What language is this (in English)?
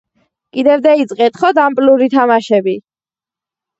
Georgian